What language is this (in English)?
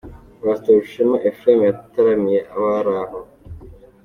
Kinyarwanda